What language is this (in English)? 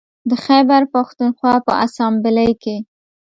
Pashto